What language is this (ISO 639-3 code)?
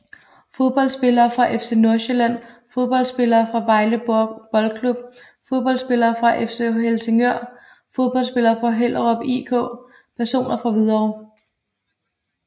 dan